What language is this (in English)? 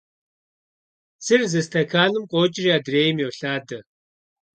Kabardian